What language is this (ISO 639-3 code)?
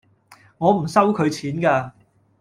yue